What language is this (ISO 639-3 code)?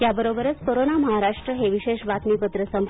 mar